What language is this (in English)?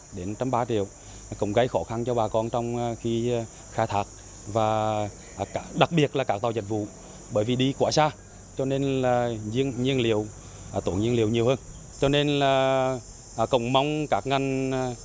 Vietnamese